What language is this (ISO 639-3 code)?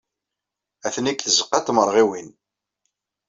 kab